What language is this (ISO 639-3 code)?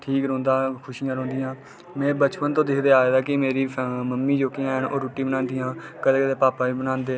doi